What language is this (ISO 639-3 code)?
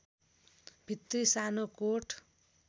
nep